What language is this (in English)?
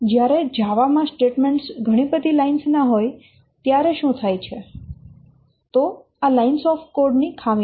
Gujarati